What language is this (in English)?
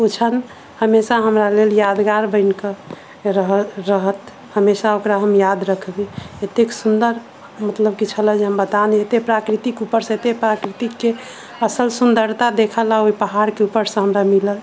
Maithili